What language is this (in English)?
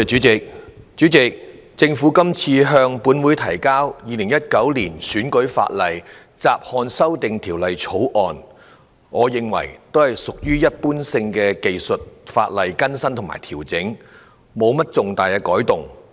Cantonese